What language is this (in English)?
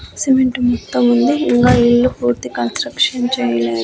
Telugu